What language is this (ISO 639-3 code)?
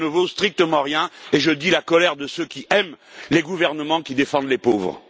fra